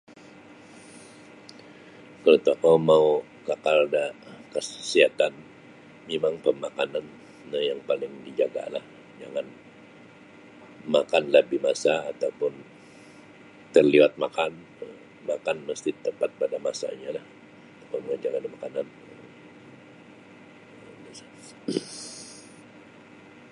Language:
Sabah Bisaya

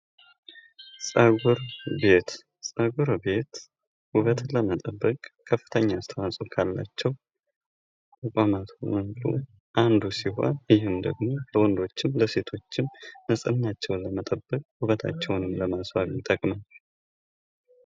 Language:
Amharic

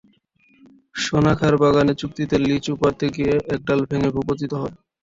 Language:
Bangla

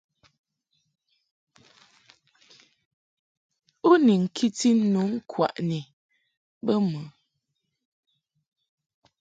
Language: Mungaka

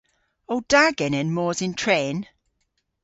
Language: Cornish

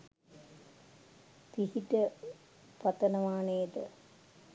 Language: Sinhala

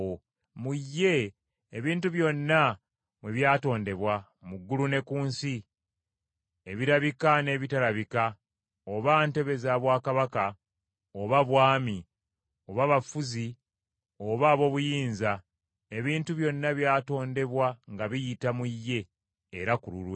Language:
Ganda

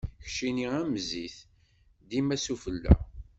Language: Kabyle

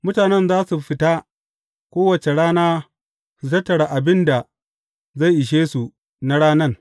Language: Hausa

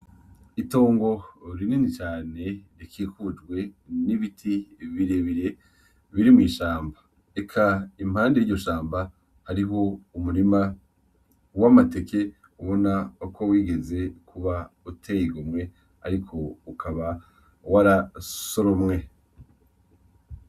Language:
Rundi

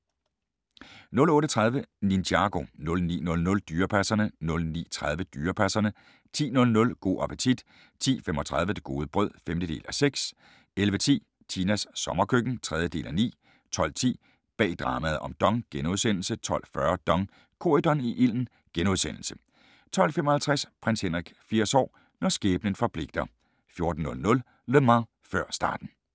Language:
Danish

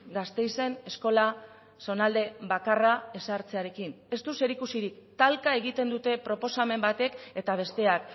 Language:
Basque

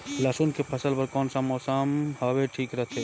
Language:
Chhattisgarhi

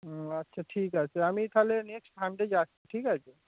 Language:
Bangla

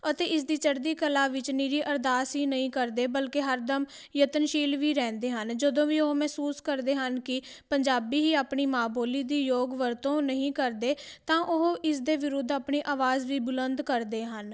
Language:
Punjabi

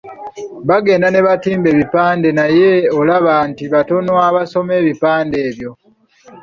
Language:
Ganda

